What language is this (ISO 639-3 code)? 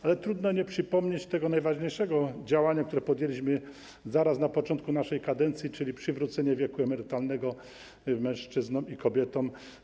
pol